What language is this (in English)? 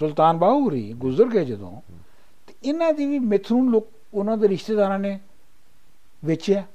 Punjabi